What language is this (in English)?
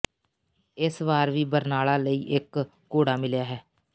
Punjabi